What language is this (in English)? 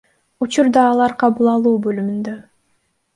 Kyrgyz